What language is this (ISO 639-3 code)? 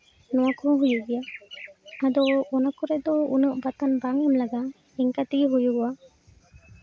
sat